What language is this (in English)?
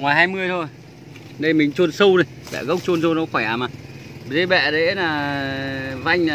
Vietnamese